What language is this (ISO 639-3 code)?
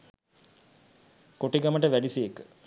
sin